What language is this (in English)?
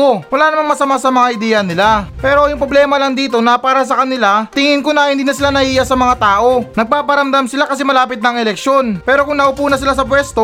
Filipino